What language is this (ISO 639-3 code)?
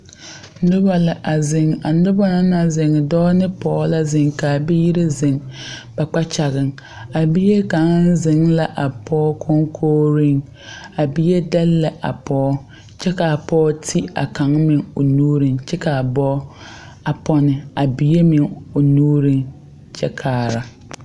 dga